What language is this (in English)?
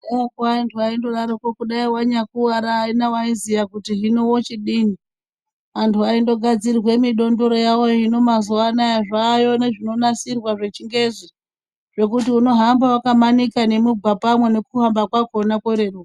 Ndau